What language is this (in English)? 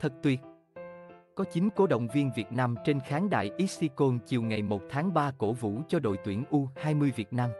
Vietnamese